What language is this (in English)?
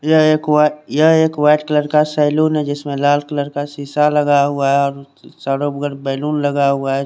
Hindi